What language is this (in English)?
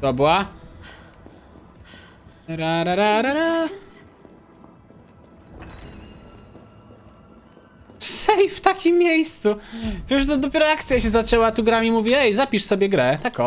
Polish